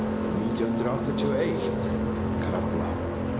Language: Icelandic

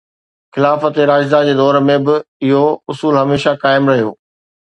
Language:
Sindhi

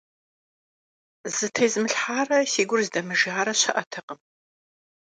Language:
Kabardian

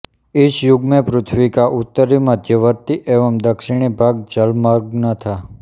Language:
Hindi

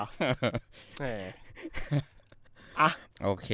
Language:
Thai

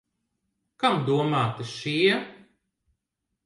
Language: Latvian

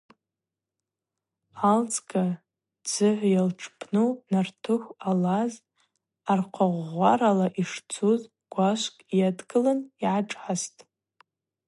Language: Abaza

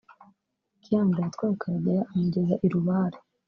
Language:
Kinyarwanda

